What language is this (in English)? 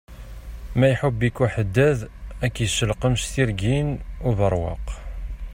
Kabyle